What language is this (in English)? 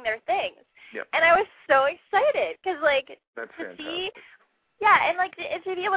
English